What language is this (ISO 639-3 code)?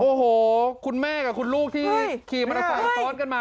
tha